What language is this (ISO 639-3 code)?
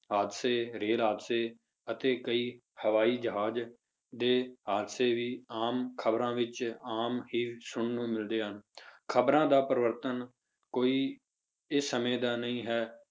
pan